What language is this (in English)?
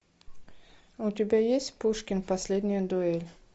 Russian